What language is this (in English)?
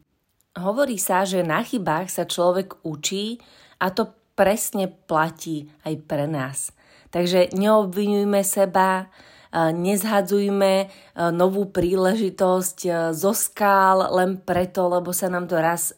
Slovak